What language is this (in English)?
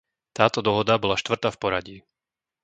Slovak